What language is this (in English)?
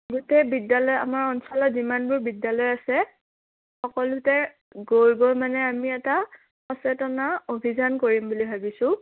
Assamese